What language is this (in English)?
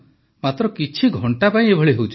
Odia